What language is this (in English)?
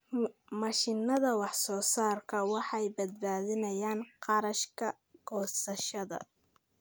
Somali